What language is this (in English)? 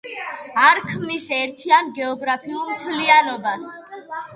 Georgian